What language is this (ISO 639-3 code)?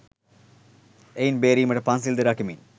sin